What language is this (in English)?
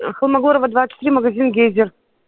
Russian